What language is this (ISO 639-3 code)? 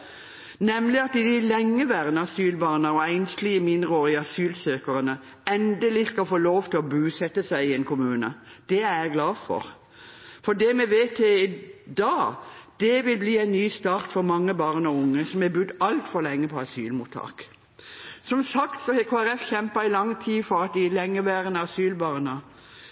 nob